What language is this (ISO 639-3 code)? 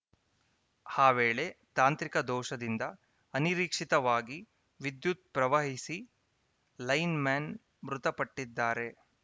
kan